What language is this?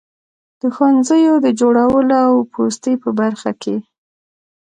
Pashto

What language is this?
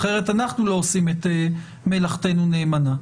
Hebrew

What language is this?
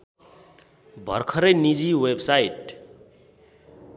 Nepali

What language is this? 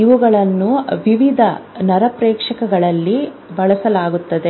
Kannada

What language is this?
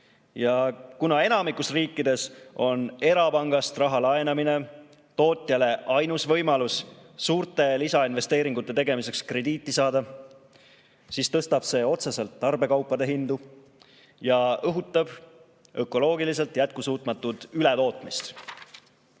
Estonian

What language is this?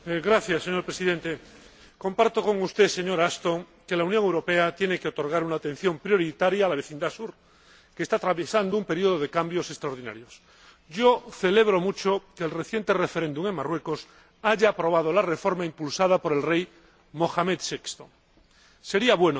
Spanish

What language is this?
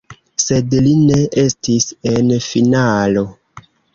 Esperanto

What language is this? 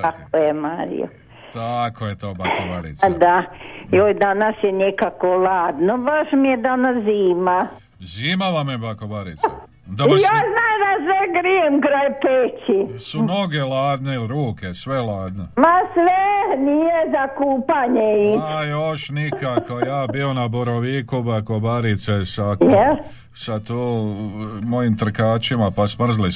Croatian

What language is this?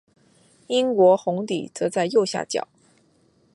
Chinese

